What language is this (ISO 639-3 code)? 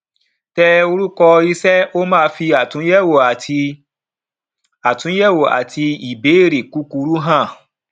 yor